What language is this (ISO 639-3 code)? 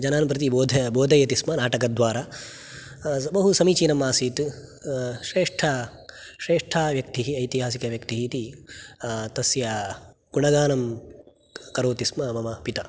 san